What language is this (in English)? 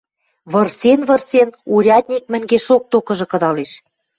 Western Mari